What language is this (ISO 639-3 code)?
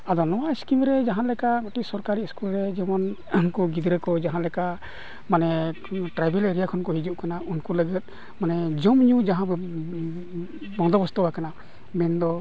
sat